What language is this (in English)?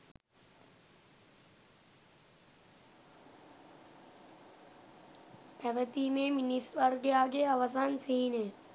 Sinhala